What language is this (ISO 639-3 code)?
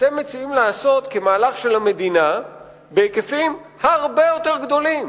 heb